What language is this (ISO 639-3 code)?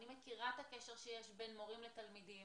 heb